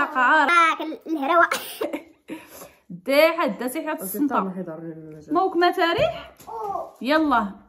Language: Arabic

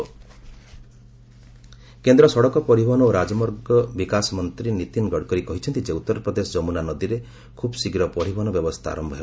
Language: Odia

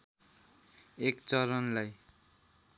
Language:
Nepali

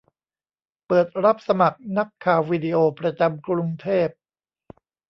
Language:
Thai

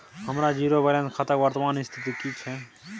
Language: Maithili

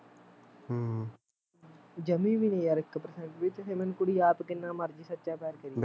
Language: Punjabi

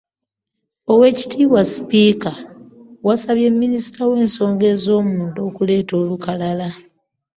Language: Ganda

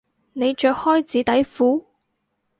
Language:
Cantonese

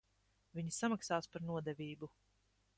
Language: Latvian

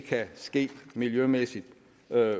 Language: Danish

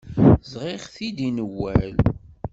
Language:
Kabyle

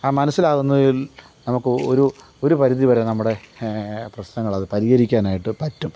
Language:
Malayalam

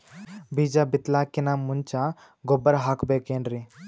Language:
Kannada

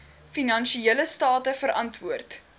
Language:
Afrikaans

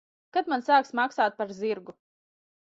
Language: Latvian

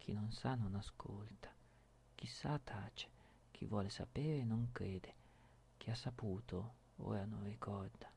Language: Italian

